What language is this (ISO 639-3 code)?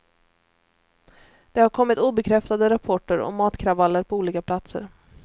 swe